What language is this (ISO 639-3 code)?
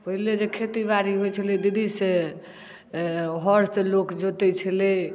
mai